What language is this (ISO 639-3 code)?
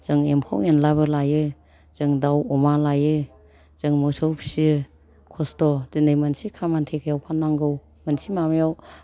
brx